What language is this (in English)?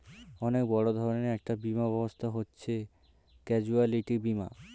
Bangla